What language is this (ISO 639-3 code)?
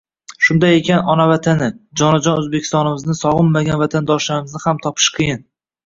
uzb